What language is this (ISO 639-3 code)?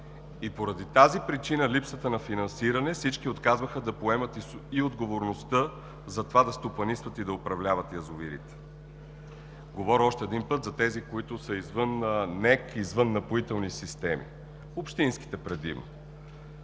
bul